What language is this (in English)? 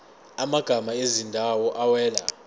Zulu